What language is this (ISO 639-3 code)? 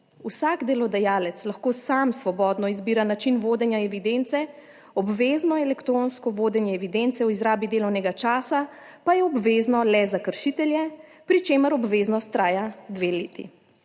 slv